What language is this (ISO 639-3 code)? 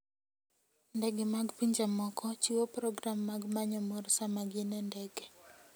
luo